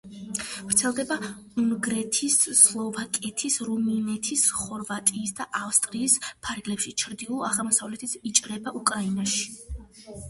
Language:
Georgian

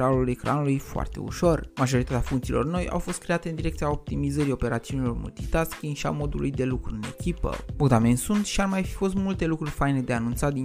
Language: Romanian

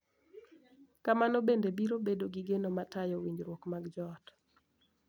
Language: Luo (Kenya and Tanzania)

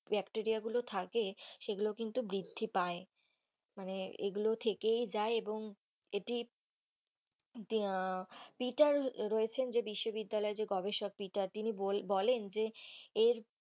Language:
Bangla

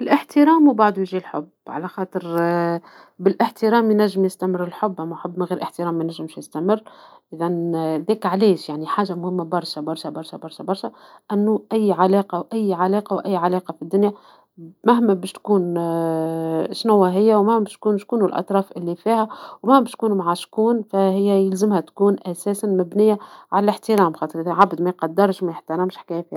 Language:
Tunisian Arabic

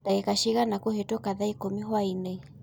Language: Kikuyu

